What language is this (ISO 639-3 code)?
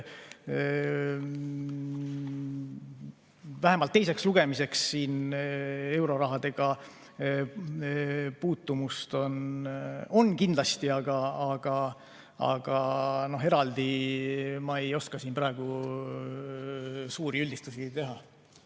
est